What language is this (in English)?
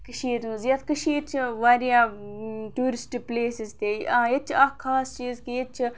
Kashmiri